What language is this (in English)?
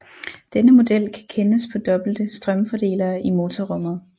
Danish